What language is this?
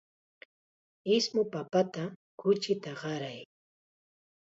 Chiquián Ancash Quechua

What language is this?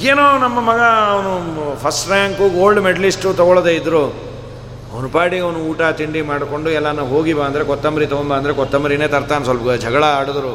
Kannada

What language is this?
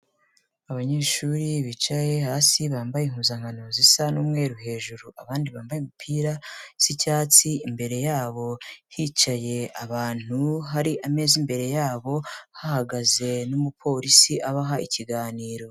Kinyarwanda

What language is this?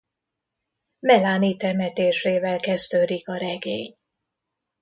Hungarian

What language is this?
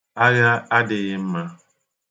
Igbo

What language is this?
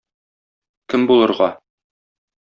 Tatar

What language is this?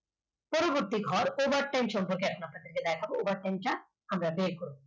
Bangla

